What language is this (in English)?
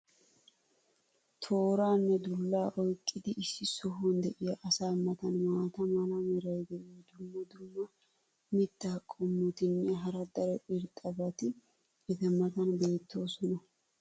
Wolaytta